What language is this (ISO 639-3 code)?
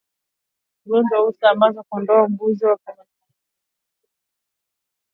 swa